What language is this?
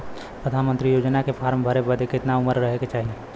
Bhojpuri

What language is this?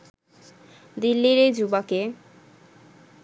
Bangla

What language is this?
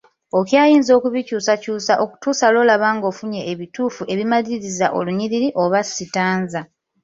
Ganda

